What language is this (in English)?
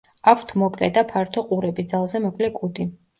Georgian